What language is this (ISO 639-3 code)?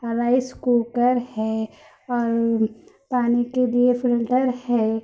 urd